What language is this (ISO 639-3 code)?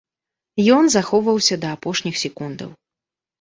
bel